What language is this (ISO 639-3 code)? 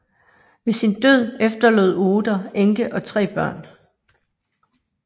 dan